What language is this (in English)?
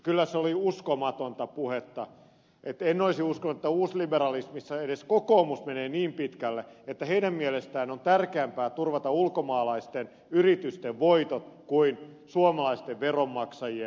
Finnish